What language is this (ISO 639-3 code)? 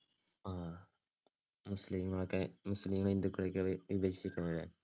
mal